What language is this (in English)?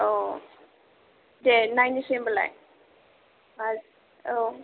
Bodo